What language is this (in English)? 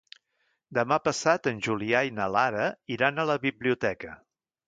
Catalan